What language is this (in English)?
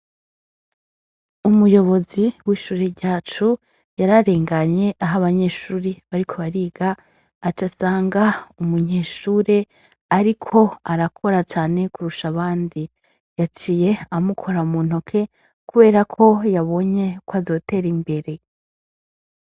Rundi